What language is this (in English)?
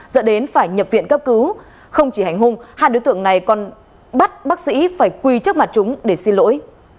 Vietnamese